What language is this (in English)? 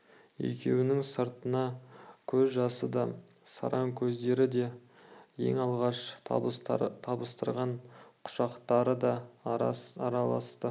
Kazakh